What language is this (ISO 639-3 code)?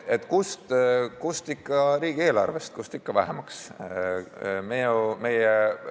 est